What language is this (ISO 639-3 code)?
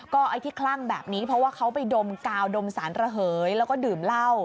tha